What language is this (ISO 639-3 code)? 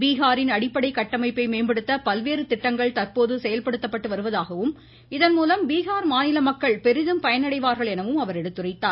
tam